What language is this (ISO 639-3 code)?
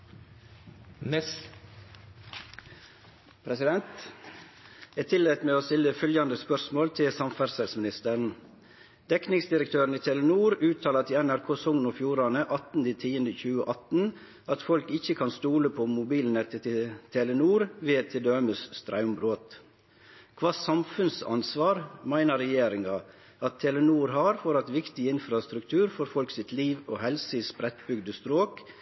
nno